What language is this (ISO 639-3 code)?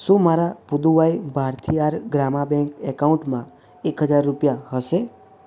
guj